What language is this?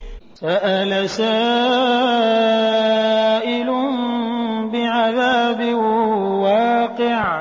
Arabic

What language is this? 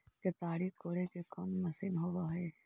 Magahi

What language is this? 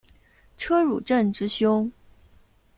Chinese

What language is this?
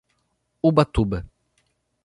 Portuguese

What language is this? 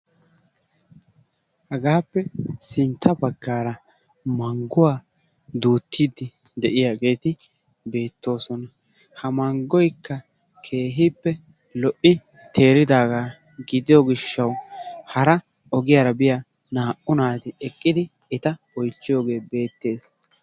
Wolaytta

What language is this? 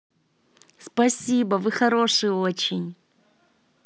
Russian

